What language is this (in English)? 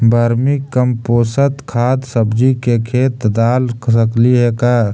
Magahi